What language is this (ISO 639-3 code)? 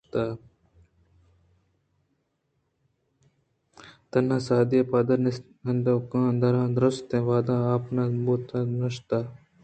bgp